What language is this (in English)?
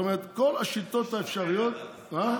Hebrew